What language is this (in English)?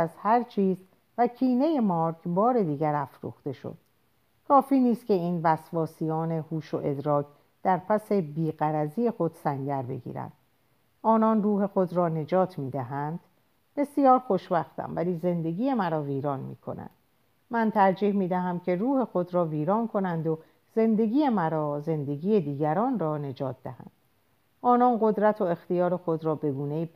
Persian